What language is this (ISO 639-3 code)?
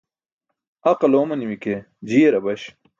bsk